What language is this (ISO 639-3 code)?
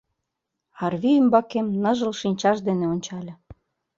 chm